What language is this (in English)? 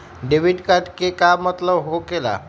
Magahi